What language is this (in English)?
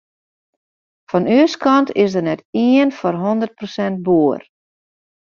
Western Frisian